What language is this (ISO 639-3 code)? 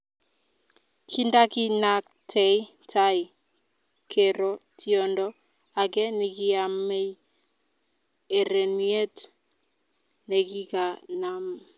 kln